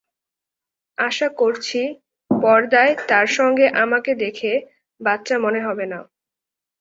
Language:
Bangla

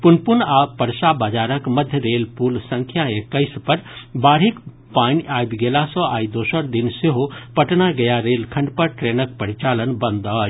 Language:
Maithili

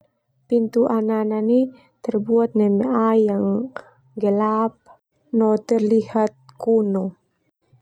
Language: Termanu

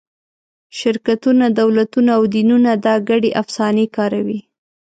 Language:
Pashto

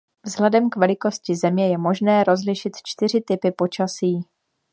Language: Czech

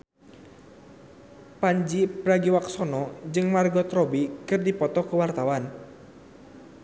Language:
Sundanese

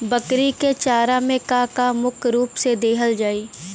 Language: Bhojpuri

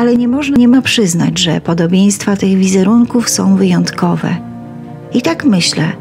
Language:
Polish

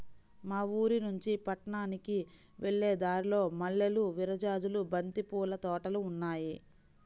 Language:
Telugu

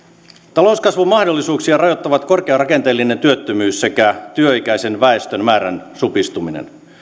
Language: Finnish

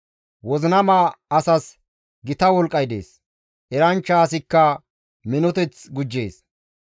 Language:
Gamo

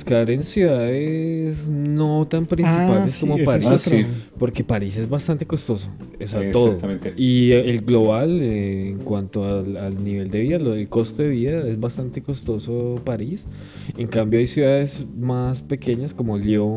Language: Spanish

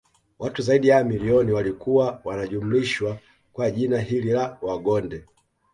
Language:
Swahili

